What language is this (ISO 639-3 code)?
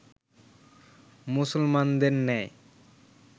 ben